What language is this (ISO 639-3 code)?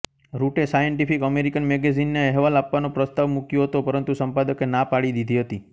guj